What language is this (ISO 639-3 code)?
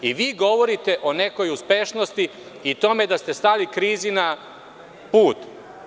srp